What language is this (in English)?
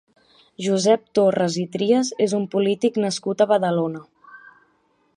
Catalan